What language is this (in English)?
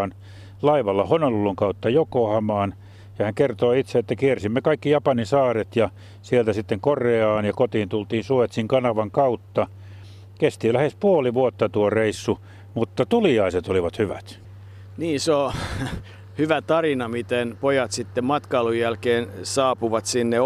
Finnish